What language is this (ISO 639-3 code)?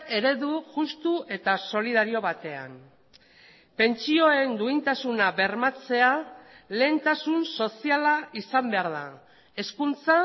eus